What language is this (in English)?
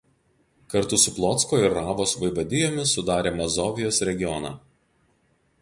Lithuanian